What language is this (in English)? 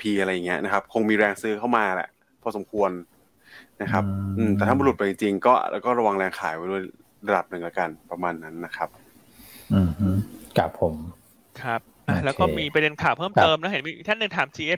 Thai